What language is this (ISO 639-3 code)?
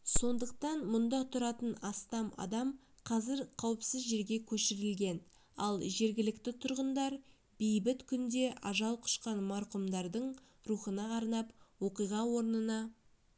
kaz